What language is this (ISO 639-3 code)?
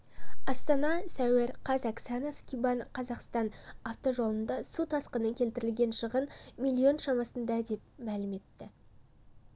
kaz